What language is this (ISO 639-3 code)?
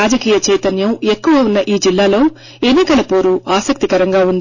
tel